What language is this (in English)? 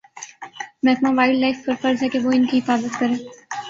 Urdu